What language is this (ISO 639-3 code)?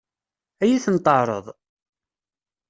kab